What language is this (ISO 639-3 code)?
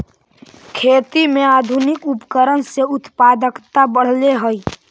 mag